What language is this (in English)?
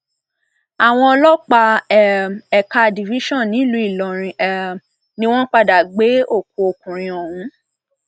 Yoruba